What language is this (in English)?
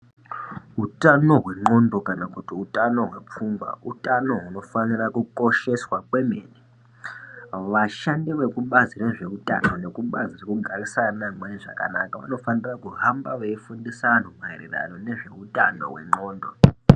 Ndau